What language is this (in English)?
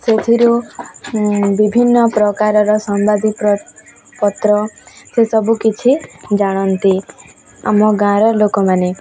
Odia